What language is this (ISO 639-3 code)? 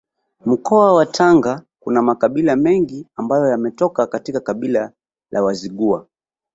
swa